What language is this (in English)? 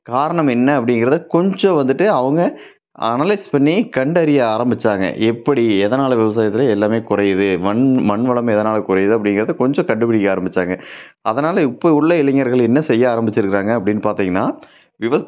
Tamil